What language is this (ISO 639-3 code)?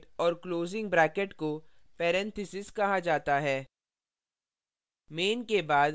hin